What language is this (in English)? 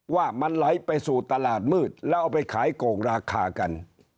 Thai